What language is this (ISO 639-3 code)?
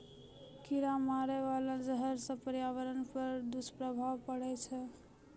mai